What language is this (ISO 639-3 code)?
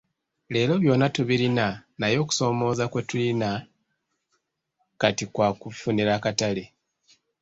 lug